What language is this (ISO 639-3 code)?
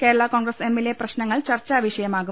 mal